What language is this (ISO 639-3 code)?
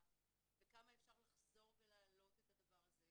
heb